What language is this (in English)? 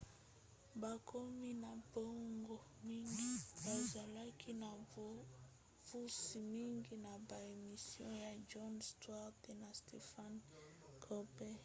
Lingala